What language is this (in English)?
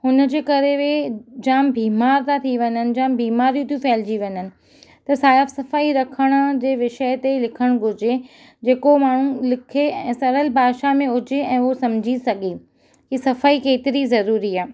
Sindhi